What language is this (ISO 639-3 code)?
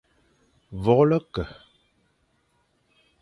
fan